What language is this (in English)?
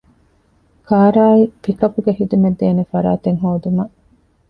Divehi